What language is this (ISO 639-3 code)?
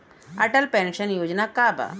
bho